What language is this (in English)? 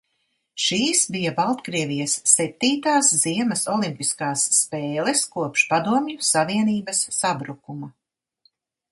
Latvian